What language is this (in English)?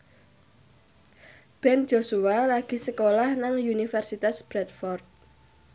Javanese